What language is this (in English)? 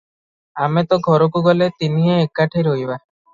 Odia